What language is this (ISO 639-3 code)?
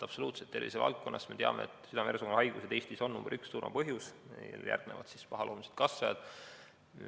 est